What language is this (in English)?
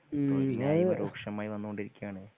Malayalam